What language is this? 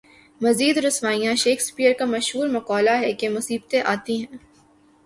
Urdu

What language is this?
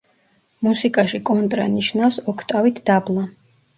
Georgian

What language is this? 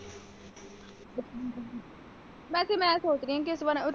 Punjabi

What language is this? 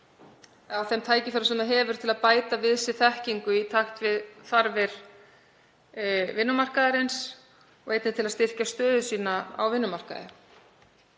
Icelandic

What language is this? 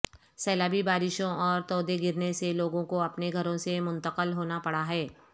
Urdu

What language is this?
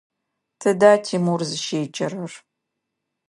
Adyghe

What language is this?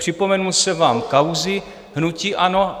Czech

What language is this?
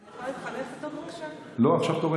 Hebrew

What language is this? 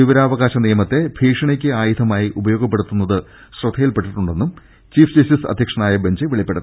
Malayalam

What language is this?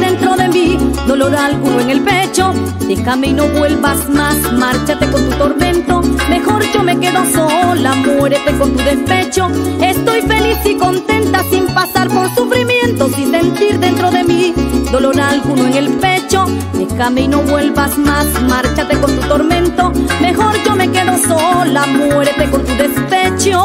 Spanish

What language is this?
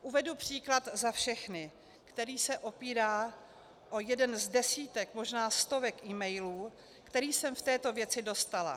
Czech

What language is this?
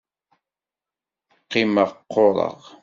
Kabyle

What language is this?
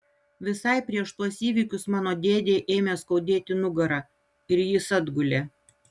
Lithuanian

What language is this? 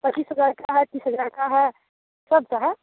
Hindi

